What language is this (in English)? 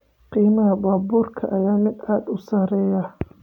Somali